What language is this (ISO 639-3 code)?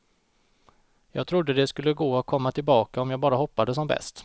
swe